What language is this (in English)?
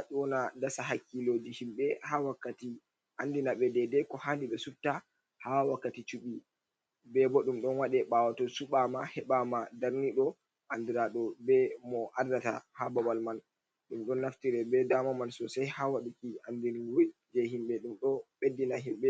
Fula